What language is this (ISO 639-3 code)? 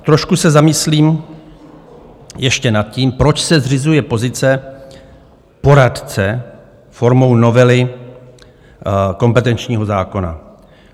ces